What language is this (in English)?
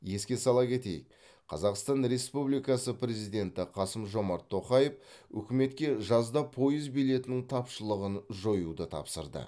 Kazakh